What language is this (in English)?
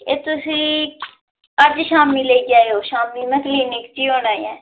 Dogri